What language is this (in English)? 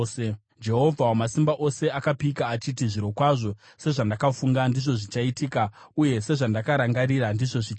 Shona